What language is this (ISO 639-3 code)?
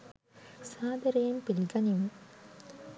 sin